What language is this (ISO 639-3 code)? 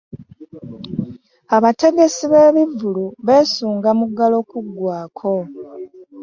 lug